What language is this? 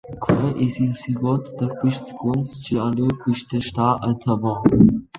Romansh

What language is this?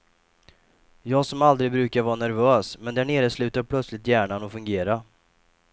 Swedish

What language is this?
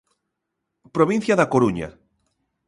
Galician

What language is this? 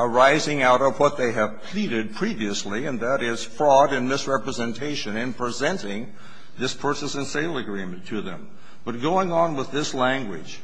English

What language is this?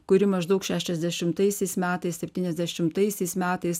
Lithuanian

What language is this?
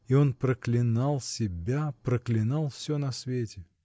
Russian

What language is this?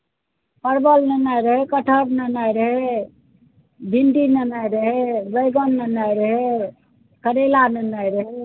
Maithili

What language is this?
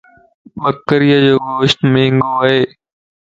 Lasi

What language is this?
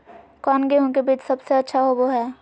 Magahi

